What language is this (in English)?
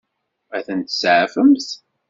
Kabyle